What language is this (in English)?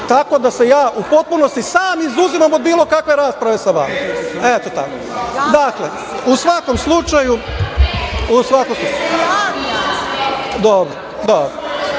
Serbian